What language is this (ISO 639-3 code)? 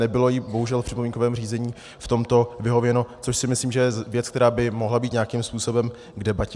ces